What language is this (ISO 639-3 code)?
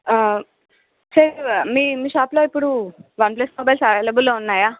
tel